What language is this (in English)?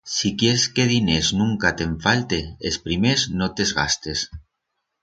Aragonese